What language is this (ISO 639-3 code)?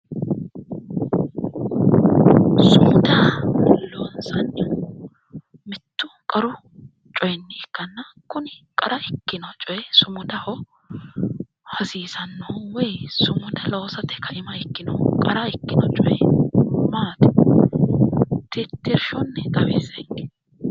sid